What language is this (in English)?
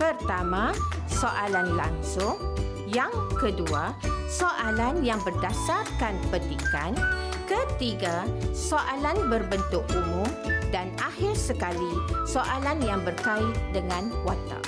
Malay